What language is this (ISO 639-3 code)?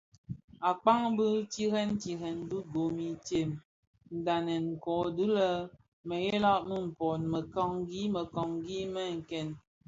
ksf